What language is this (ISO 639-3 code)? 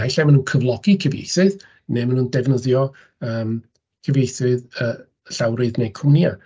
cym